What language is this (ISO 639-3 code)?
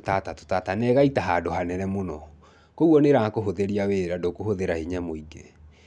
kik